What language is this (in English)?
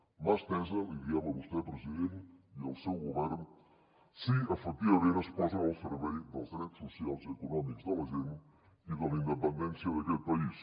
Catalan